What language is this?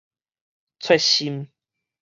Min Nan Chinese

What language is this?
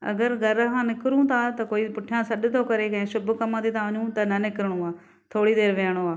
Sindhi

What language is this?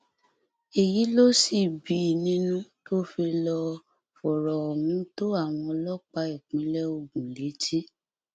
Yoruba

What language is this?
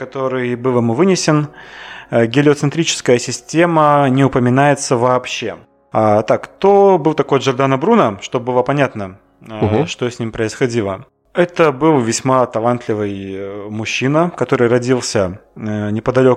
Russian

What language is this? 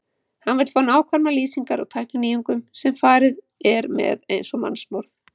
Icelandic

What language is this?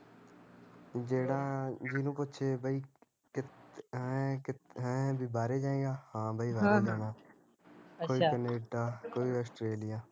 Punjabi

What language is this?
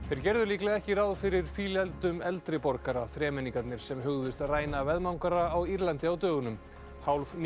Icelandic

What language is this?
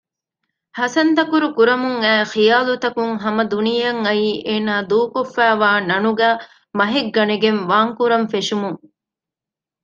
Divehi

